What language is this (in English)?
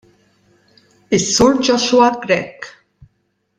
Maltese